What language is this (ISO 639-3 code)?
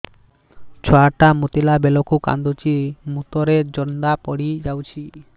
ori